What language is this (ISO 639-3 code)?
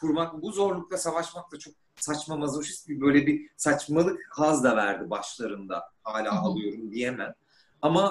tur